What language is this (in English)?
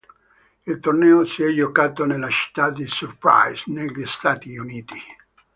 Italian